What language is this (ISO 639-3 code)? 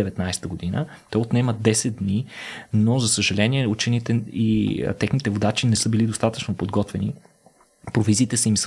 bul